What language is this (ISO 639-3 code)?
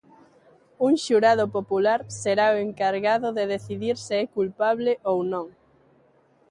glg